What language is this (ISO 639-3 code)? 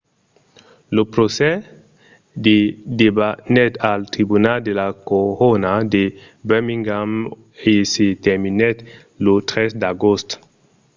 oci